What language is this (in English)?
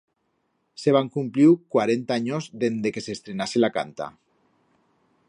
Aragonese